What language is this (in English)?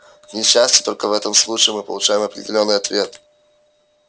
Russian